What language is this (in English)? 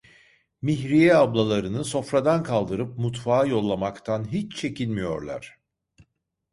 Turkish